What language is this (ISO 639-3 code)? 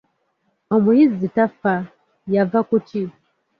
lug